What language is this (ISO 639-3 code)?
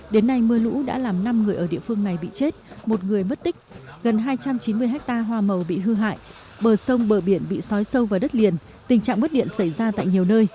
vie